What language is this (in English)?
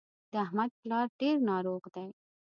Pashto